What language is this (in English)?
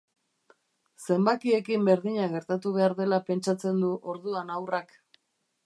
Basque